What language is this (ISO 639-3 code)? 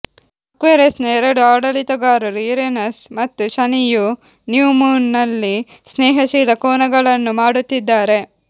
kan